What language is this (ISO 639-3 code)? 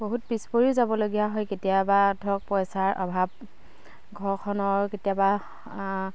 asm